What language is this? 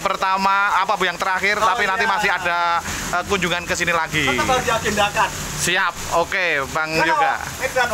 Indonesian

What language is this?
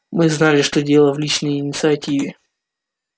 Russian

